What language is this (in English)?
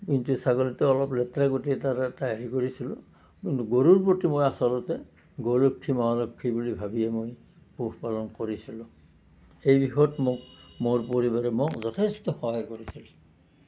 Assamese